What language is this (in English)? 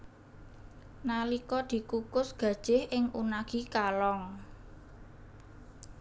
Javanese